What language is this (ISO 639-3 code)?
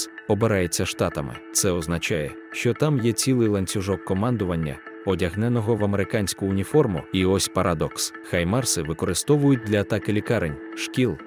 ukr